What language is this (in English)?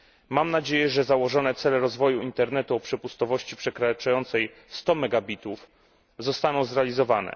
Polish